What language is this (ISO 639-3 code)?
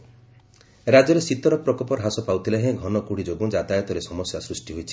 ori